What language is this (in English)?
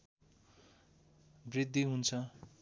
Nepali